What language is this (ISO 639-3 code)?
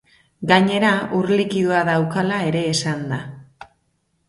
eus